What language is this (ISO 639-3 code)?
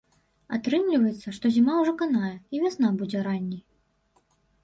bel